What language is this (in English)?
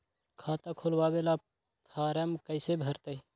Magahi